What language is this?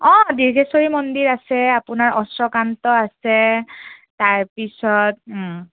Assamese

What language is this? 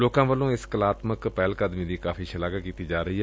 Punjabi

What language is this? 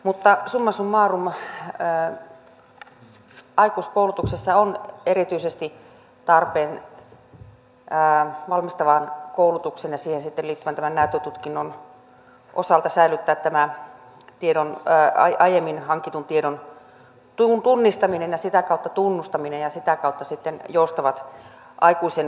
Finnish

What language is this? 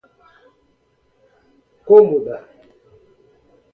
Portuguese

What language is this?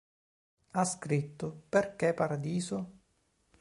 Italian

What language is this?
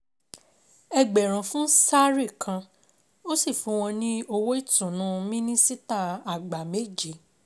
Yoruba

